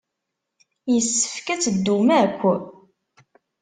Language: Kabyle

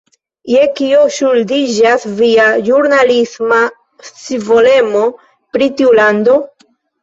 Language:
Esperanto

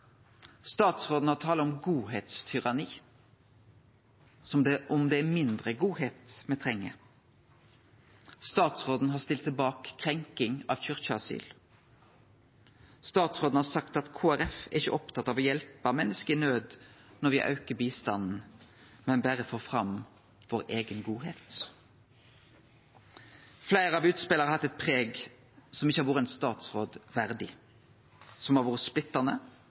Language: Norwegian Nynorsk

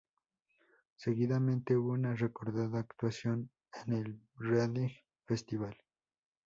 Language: Spanish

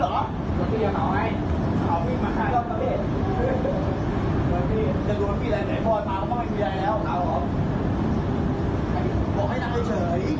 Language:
Thai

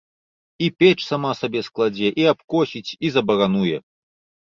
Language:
Belarusian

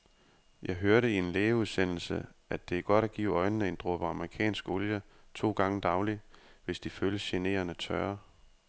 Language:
Danish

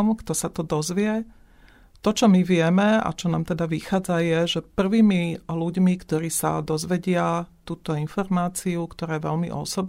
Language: Slovak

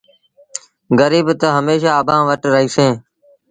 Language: Sindhi Bhil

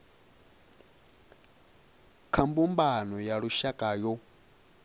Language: Venda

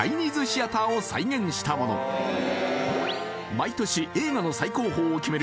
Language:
Japanese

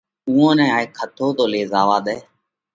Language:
Parkari Koli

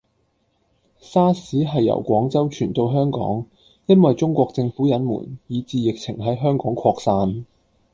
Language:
Cantonese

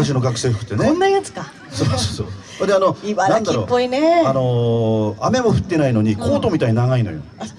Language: Japanese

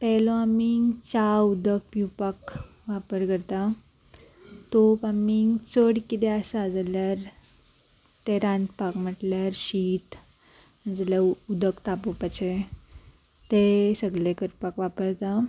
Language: Konkani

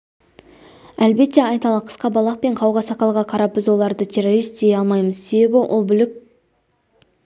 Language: Kazakh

